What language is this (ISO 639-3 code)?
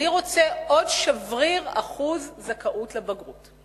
heb